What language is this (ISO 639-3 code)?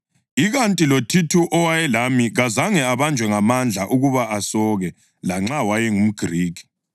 nde